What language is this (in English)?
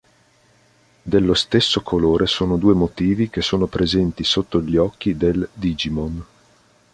Italian